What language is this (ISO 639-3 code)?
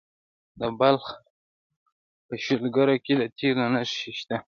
pus